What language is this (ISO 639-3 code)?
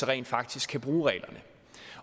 dan